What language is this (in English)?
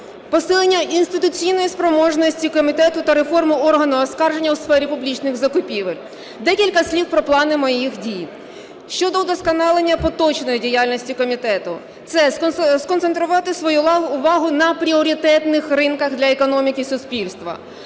Ukrainian